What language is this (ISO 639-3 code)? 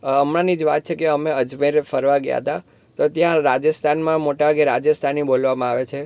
guj